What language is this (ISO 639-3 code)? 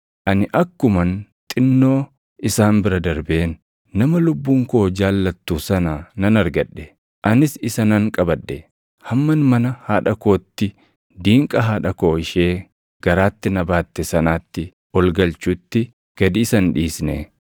orm